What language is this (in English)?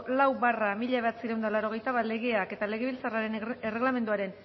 Basque